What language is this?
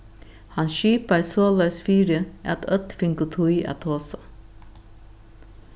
Faroese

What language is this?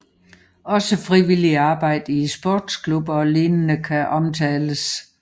Danish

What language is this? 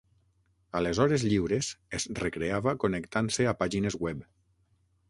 Catalan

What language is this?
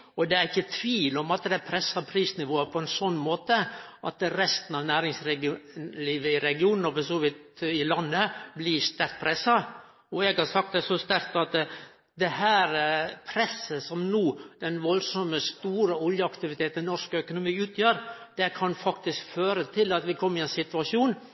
Norwegian Nynorsk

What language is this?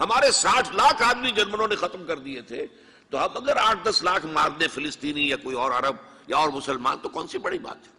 Urdu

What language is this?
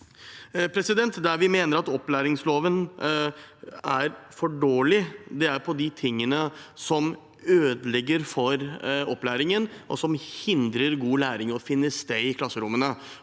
Norwegian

